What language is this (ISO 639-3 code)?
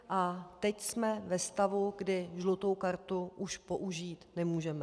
ces